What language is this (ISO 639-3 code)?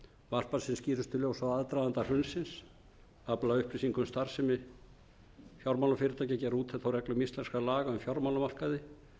isl